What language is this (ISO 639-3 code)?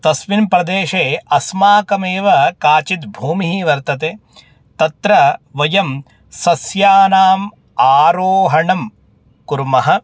san